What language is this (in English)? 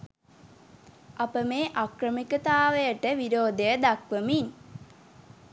Sinhala